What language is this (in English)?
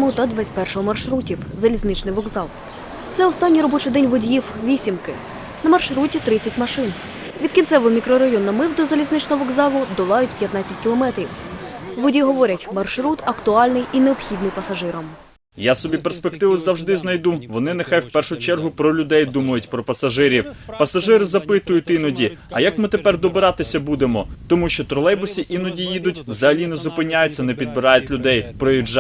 Ukrainian